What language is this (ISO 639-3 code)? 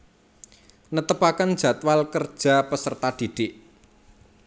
jav